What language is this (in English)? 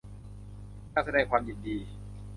Thai